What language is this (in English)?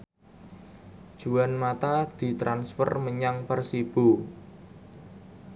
Javanese